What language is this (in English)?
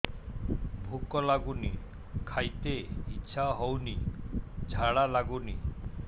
Odia